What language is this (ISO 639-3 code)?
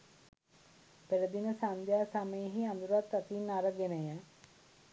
sin